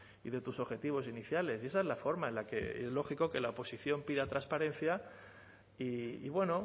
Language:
Spanish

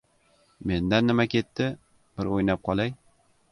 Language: Uzbek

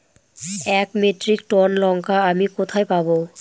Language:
Bangla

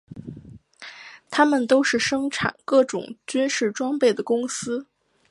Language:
Chinese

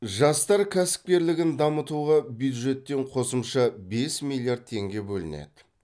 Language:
Kazakh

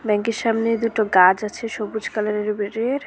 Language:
Bangla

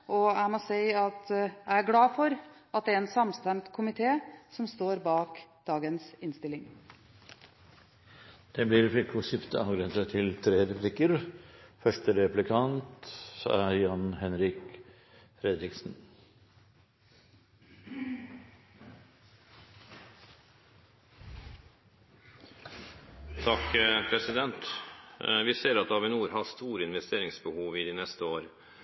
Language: Norwegian Bokmål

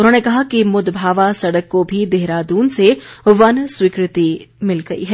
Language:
Hindi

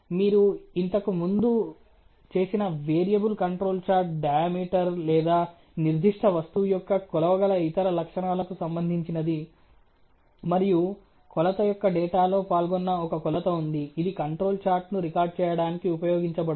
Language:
Telugu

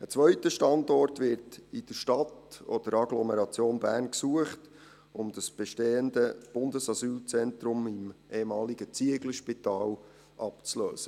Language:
Swiss German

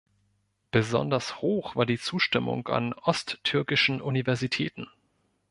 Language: German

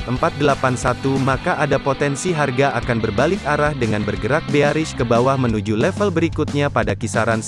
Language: Indonesian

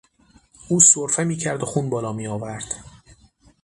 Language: Persian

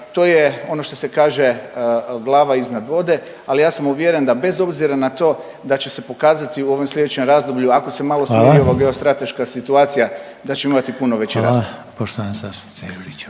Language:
Croatian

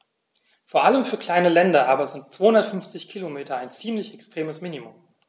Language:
German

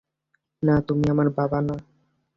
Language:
Bangla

